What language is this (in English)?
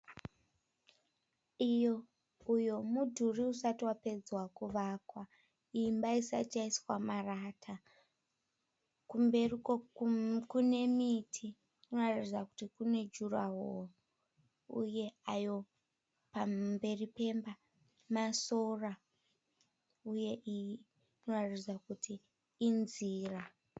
Shona